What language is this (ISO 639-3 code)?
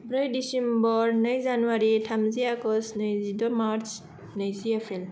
brx